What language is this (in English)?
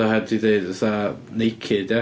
Welsh